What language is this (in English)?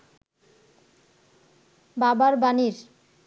Bangla